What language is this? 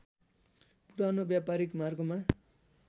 Nepali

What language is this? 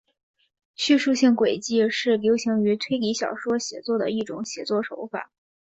Chinese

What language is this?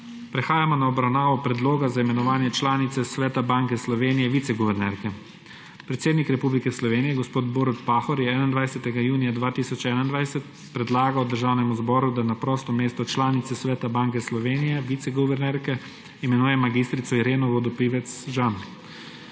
Slovenian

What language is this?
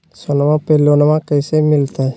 Magahi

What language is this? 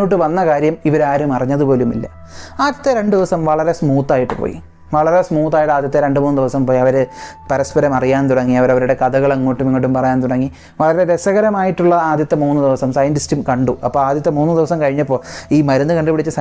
Malayalam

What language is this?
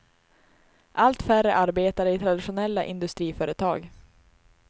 Swedish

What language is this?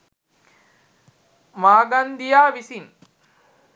Sinhala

